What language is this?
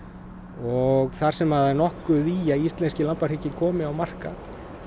Icelandic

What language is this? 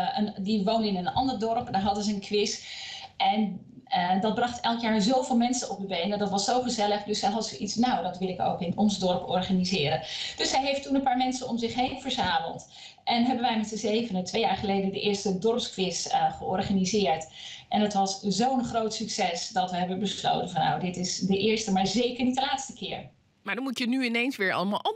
Dutch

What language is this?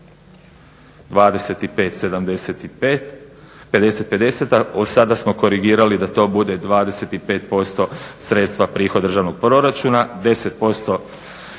Croatian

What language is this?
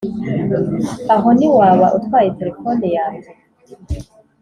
Kinyarwanda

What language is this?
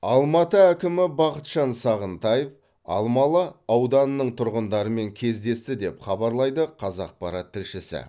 Kazakh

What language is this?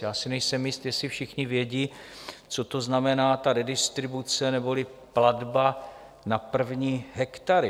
Czech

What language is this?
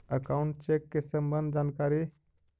Magahi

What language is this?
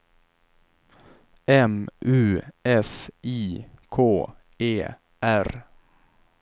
Swedish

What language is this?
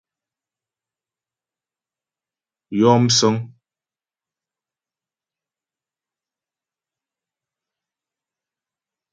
Ghomala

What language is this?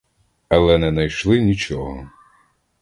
Ukrainian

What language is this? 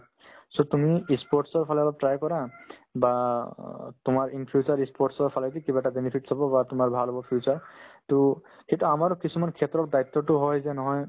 Assamese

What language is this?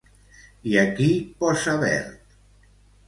Catalan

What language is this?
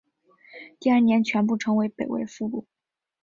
Chinese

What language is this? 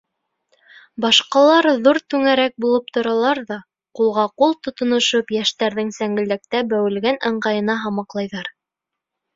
Bashkir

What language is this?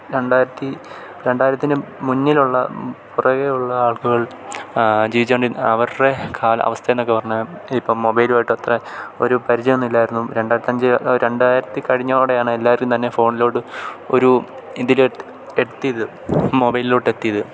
Malayalam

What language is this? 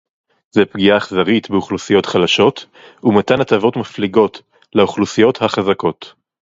Hebrew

